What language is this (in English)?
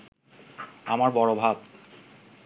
Bangla